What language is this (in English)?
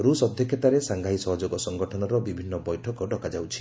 Odia